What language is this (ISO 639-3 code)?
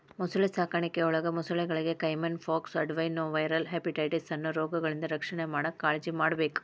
kan